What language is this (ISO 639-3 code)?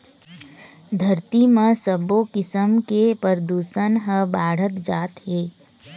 hne